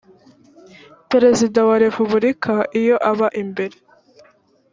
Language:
Kinyarwanda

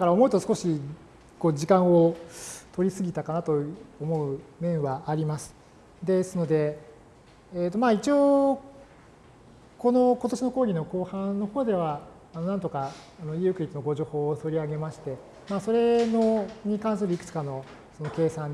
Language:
Japanese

